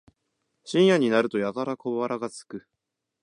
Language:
Japanese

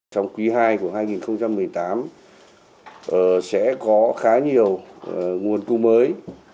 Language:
Vietnamese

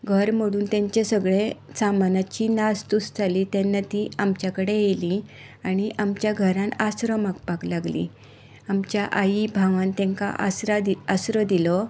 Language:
Konkani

